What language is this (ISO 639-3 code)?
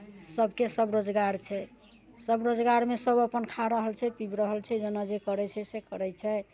mai